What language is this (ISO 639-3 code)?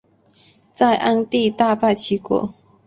zho